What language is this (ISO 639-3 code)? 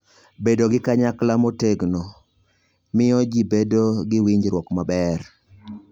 luo